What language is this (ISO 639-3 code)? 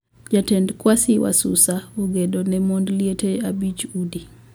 luo